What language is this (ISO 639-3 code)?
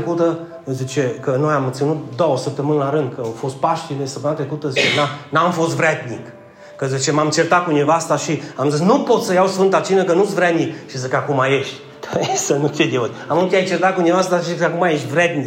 ron